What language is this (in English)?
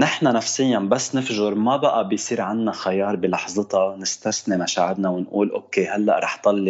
Arabic